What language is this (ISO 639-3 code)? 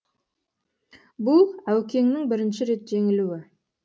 kaz